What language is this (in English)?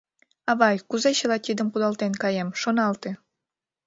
Mari